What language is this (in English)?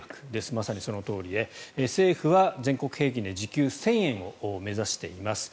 Japanese